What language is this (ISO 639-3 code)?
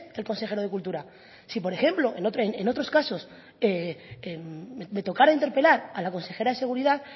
spa